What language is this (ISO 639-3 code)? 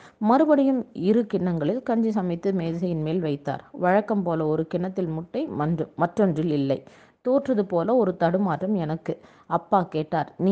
tam